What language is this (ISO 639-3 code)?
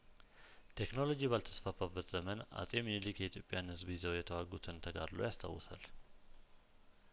amh